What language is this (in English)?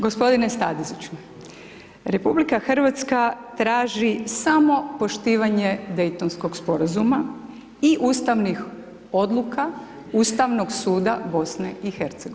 Croatian